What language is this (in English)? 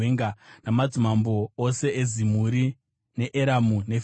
Shona